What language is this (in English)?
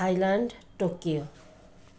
Nepali